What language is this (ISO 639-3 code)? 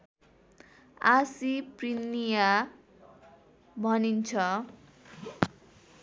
nep